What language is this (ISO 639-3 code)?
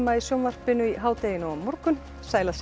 isl